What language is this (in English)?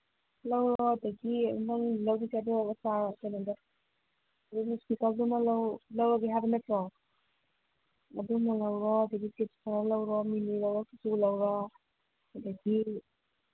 Manipuri